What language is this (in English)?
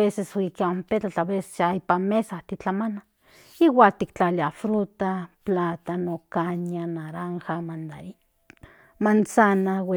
Central Nahuatl